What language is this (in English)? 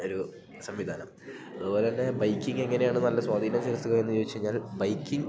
Malayalam